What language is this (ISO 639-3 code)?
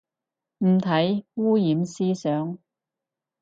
yue